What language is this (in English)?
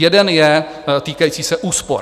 Czech